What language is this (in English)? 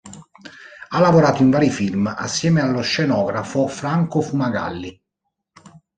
Italian